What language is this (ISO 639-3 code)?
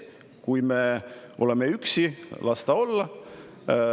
est